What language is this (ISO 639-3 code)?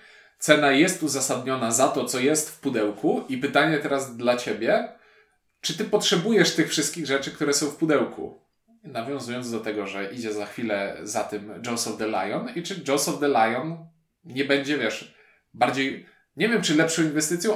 pol